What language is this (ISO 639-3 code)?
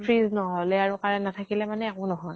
asm